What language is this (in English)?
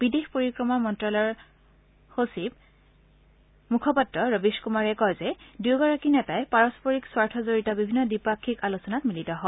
Assamese